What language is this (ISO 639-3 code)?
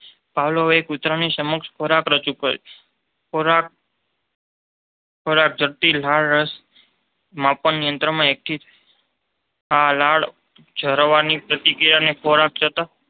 guj